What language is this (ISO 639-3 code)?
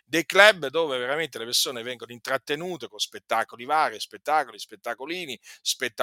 ita